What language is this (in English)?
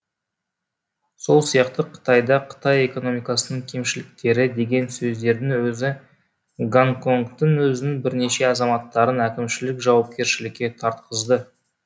Kazakh